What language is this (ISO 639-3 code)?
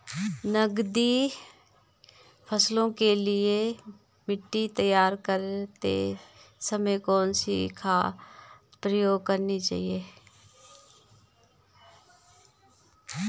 hin